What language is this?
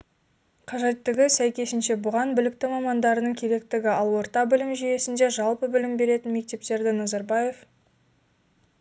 Kazakh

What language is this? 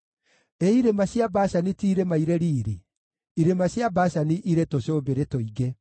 Kikuyu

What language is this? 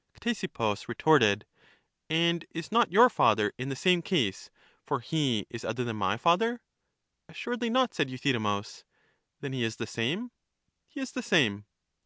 English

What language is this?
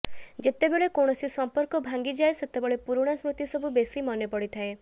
Odia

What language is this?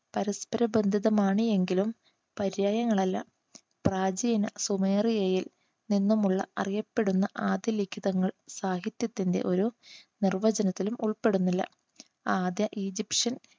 Malayalam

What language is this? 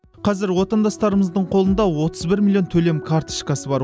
Kazakh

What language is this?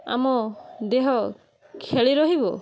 Odia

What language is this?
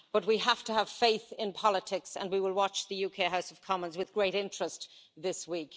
English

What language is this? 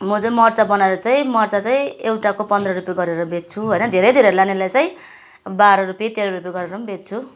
Nepali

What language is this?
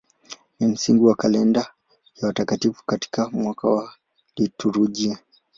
Swahili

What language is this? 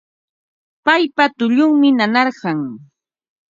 Ambo-Pasco Quechua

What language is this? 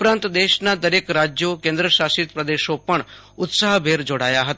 Gujarati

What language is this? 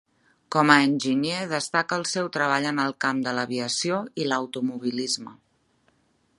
Catalan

